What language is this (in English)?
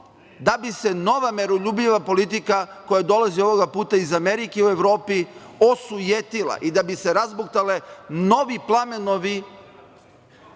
Serbian